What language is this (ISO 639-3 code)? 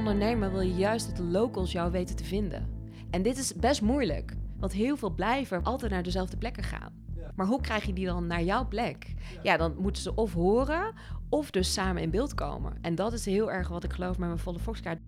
nld